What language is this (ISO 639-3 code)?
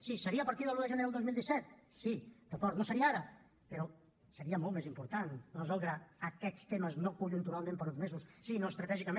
cat